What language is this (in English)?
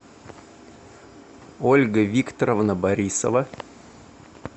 Russian